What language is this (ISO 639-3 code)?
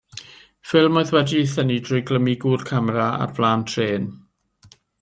cym